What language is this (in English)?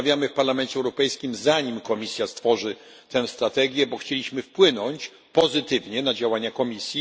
Polish